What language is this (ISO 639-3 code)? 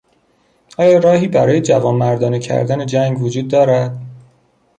fas